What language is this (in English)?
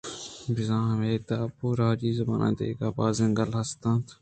Eastern Balochi